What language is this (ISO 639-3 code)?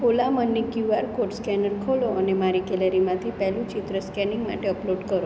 guj